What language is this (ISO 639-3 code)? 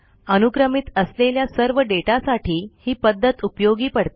mar